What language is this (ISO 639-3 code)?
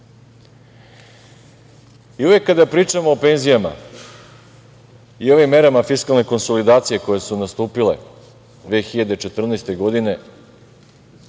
srp